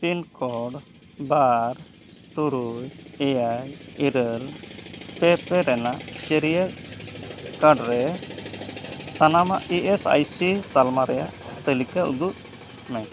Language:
Santali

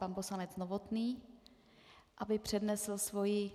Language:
Czech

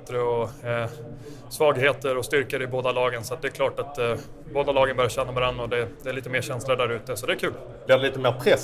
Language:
Swedish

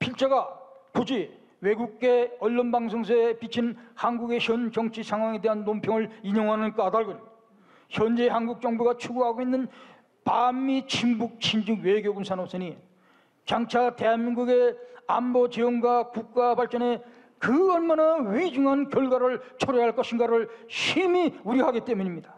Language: Korean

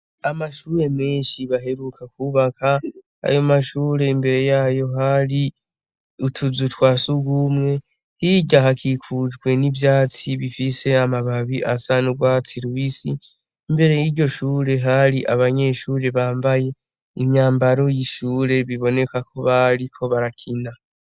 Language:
Rundi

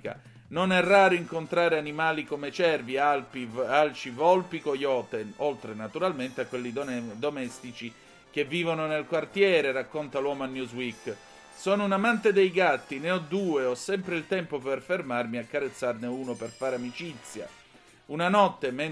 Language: Italian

